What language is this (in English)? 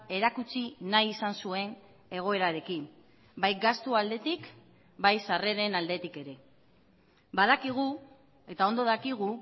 Basque